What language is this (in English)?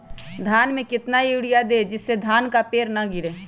Magahi